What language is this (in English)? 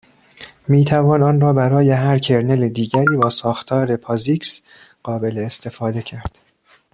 Persian